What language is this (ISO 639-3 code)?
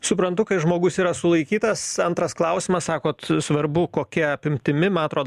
lit